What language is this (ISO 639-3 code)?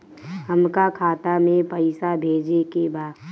bho